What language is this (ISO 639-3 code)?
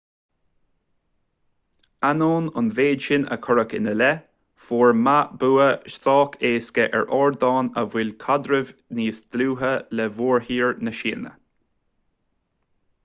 gle